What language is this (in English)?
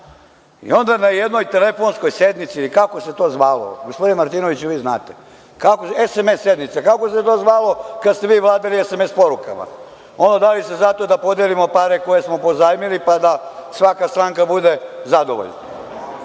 Serbian